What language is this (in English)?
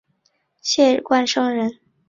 Chinese